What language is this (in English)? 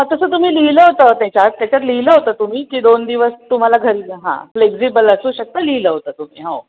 Marathi